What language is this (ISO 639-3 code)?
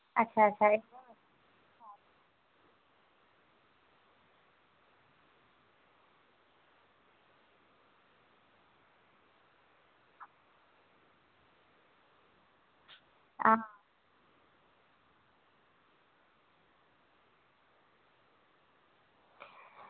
doi